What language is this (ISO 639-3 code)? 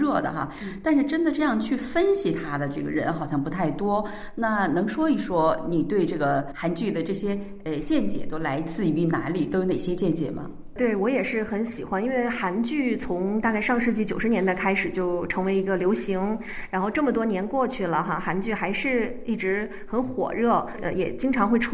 zho